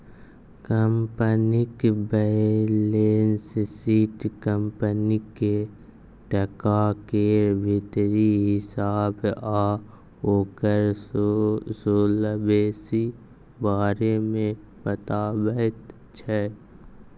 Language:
Maithili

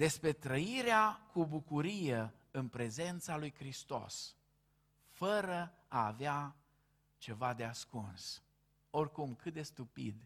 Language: Romanian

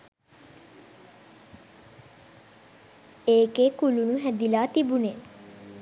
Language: Sinhala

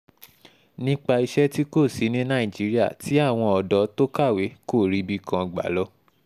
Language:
Yoruba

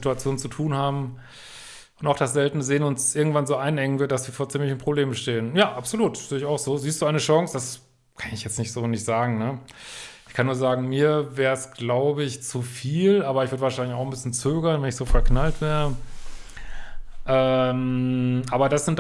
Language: German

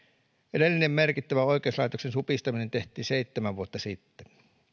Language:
Finnish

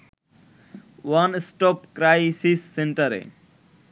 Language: Bangla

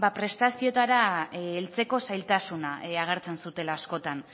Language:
Basque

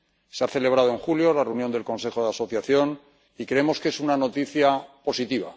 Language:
Spanish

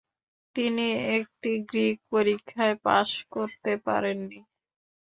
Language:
Bangla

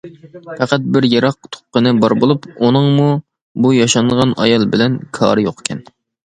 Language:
Uyghur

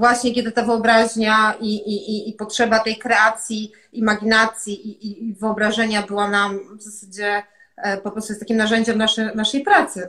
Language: Polish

